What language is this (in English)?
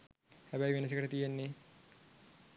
Sinhala